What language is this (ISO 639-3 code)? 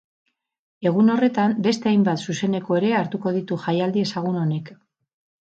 eus